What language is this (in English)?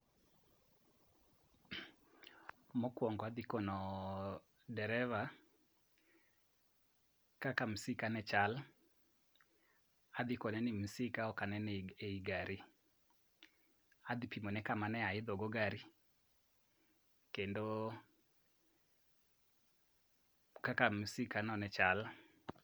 Luo (Kenya and Tanzania)